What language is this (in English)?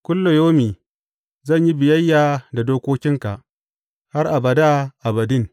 Hausa